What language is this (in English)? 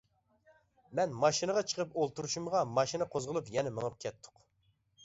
Uyghur